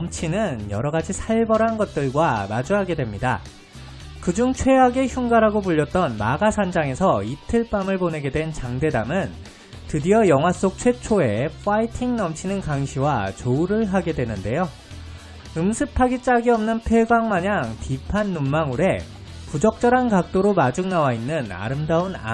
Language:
Korean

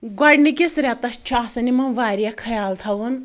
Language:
Kashmiri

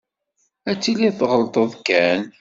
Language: Kabyle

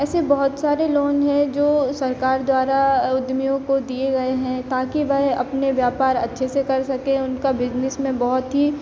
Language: Hindi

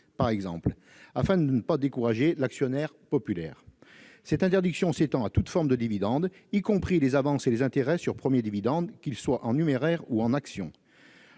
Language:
French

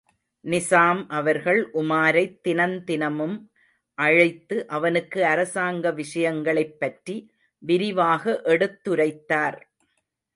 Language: Tamil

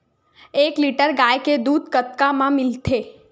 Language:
Chhattisgarhi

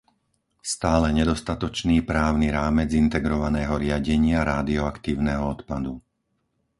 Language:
Slovak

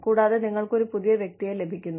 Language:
Malayalam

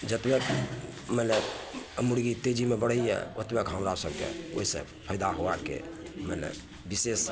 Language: Maithili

